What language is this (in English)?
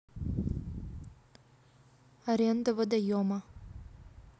Russian